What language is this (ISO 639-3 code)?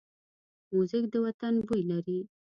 pus